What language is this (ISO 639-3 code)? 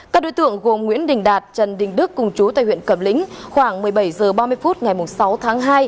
vie